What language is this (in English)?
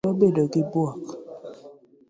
Luo (Kenya and Tanzania)